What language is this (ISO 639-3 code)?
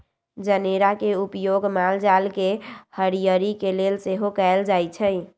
mag